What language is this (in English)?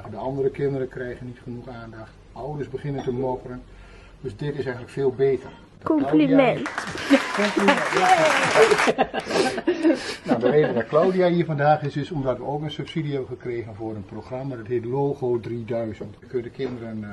Dutch